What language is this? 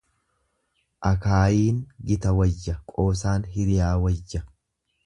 Oromo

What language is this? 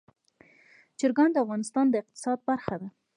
Pashto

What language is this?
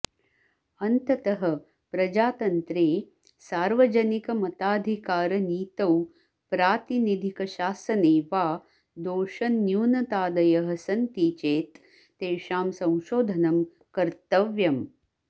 Sanskrit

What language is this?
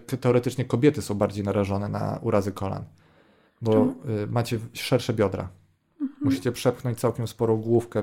Polish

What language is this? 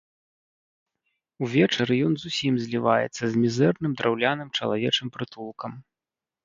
Belarusian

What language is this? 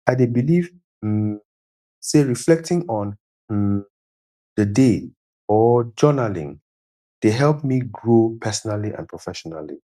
Nigerian Pidgin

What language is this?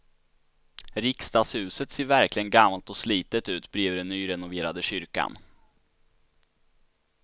Swedish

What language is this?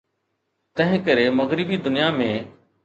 Sindhi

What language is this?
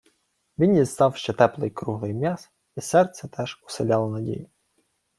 Ukrainian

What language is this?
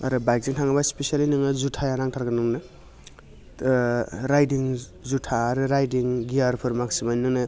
Bodo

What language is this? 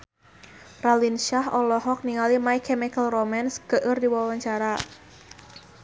Sundanese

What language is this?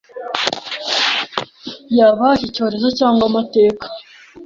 Kinyarwanda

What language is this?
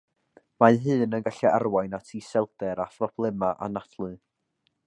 Welsh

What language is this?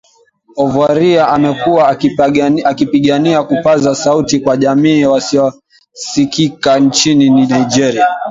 Swahili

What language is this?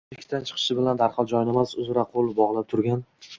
Uzbek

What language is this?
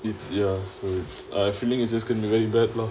English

